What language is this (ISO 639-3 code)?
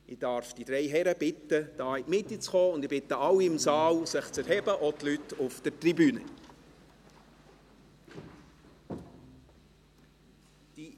gsw